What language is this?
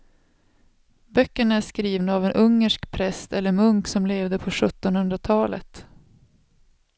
Swedish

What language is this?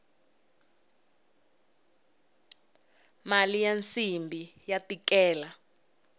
Tsonga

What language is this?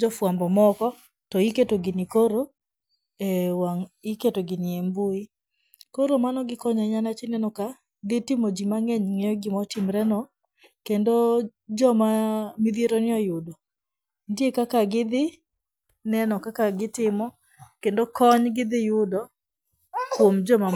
Luo (Kenya and Tanzania)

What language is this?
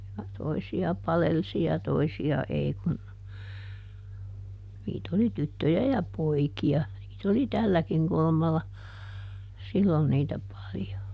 Finnish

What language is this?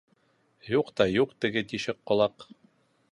Bashkir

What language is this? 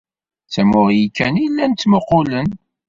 Kabyle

